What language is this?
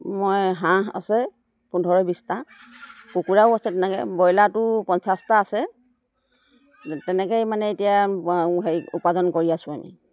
Assamese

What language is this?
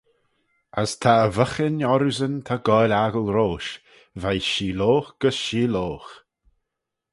Manx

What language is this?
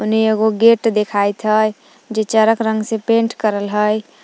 Magahi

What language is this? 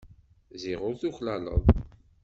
Kabyle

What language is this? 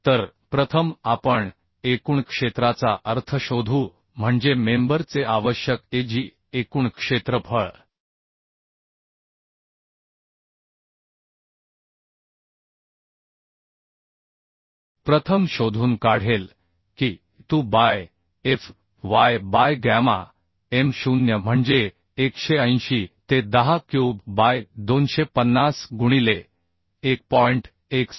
Marathi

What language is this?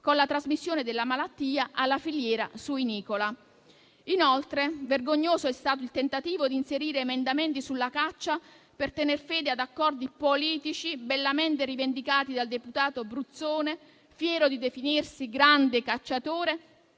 Italian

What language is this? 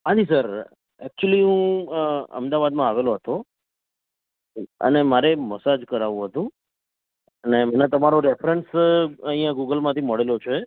Gujarati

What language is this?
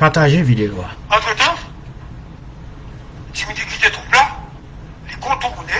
French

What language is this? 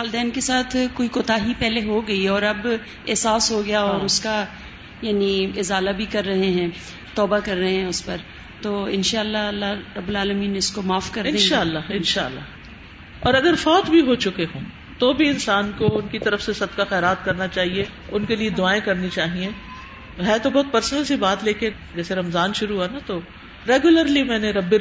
Urdu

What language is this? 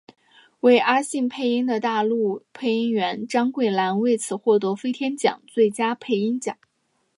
Chinese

